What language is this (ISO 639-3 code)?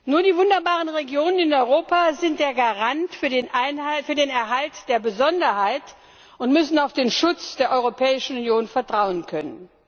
deu